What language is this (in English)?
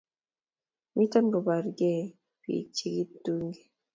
Kalenjin